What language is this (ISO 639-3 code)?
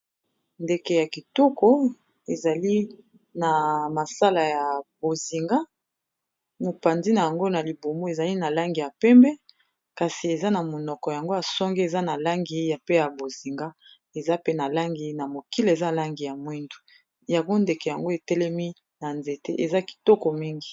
lin